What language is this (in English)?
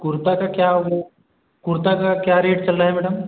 Hindi